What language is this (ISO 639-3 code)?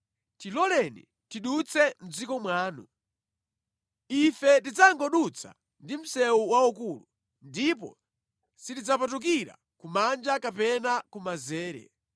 nya